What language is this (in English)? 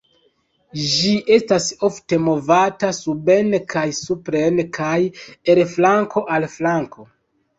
Esperanto